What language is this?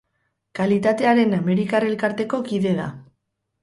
Basque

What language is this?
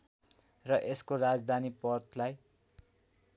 Nepali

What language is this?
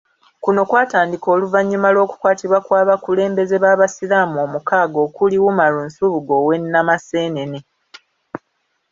Ganda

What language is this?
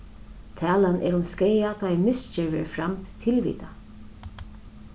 Faroese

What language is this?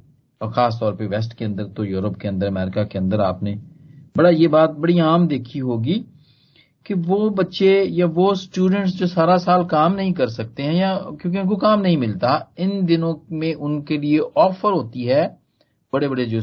Hindi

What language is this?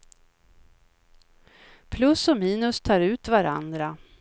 Swedish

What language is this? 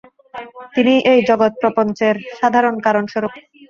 Bangla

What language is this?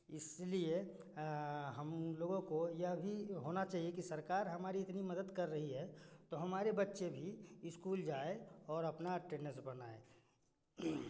Hindi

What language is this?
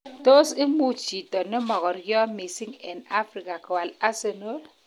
Kalenjin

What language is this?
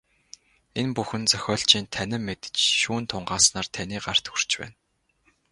Mongolian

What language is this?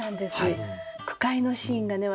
Japanese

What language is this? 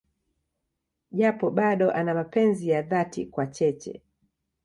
Swahili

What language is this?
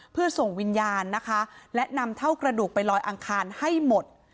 Thai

